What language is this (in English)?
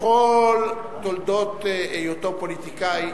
Hebrew